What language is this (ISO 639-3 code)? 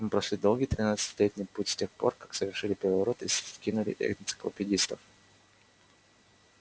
rus